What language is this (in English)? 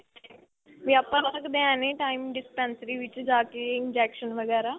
Punjabi